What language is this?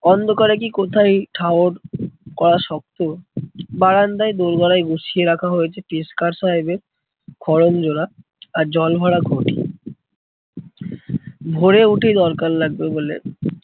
Bangla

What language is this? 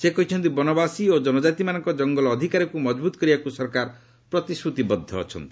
Odia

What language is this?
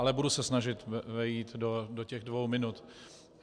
Czech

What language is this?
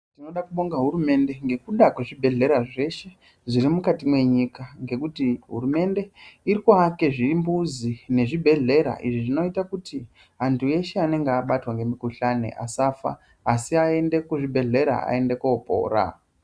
Ndau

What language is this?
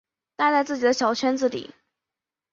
Chinese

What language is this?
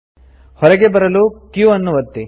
Kannada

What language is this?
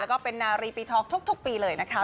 Thai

